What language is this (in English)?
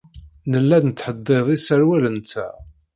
Kabyle